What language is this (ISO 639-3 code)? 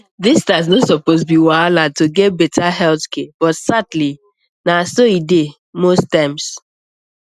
pcm